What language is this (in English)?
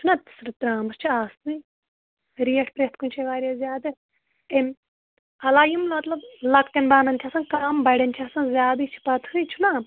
Kashmiri